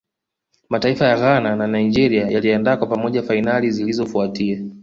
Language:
Swahili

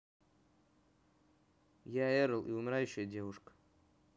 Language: Russian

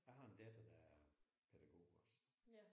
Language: Danish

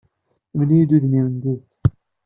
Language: Kabyle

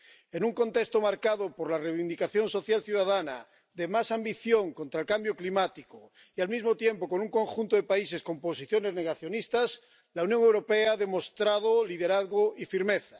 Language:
Spanish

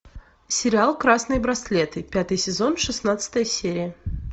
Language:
Russian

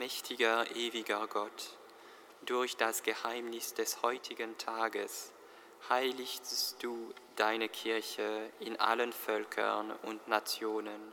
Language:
German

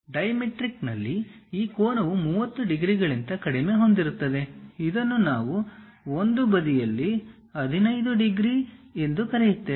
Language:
Kannada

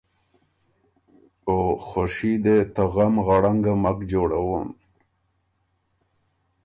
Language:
Ormuri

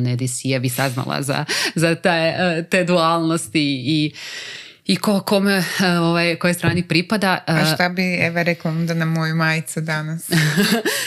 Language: Croatian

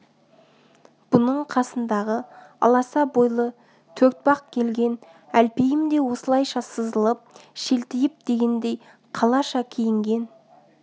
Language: Kazakh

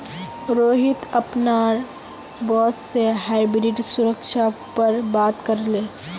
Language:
Magahi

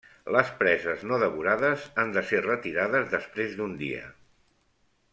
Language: Catalan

